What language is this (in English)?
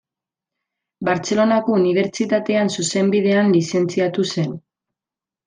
Basque